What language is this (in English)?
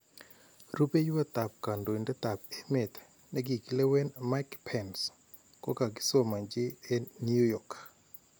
Kalenjin